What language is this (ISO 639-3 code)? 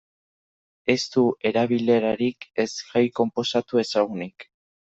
eus